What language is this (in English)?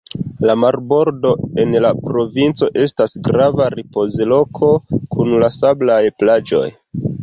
Esperanto